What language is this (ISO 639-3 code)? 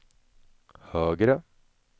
swe